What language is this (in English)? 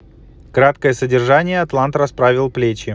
Russian